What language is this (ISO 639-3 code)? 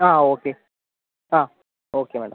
mal